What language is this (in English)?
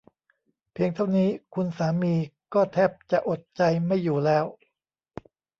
Thai